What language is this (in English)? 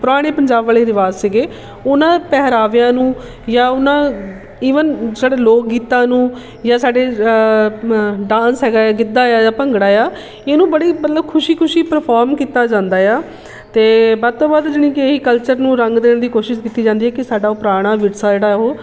Punjabi